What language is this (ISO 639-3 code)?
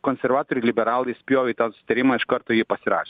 lit